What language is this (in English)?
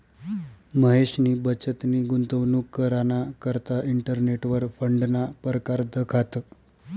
Marathi